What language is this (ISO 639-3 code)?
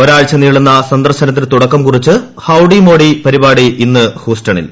mal